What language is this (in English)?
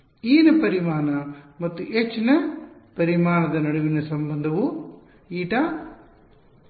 Kannada